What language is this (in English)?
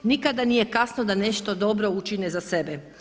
Croatian